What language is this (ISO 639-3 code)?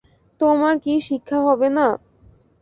ben